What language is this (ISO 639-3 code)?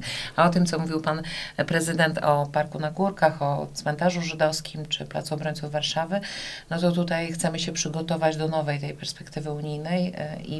pol